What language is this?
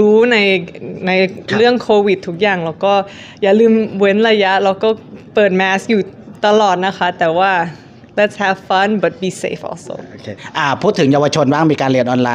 Thai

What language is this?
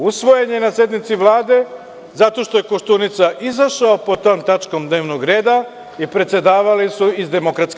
Serbian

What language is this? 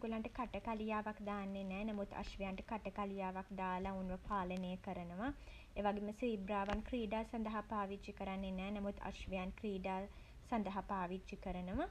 Sinhala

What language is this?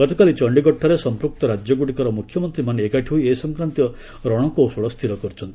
Odia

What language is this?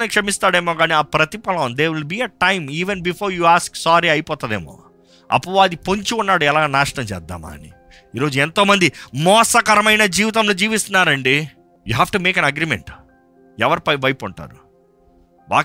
Telugu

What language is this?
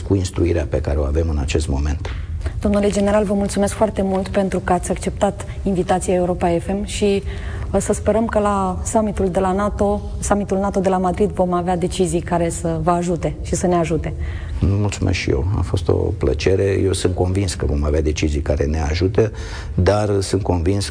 Romanian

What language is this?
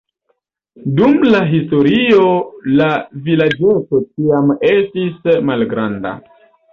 Esperanto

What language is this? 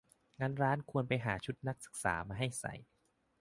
Thai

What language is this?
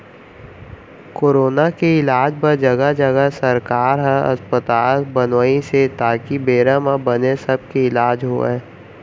Chhattisgarhi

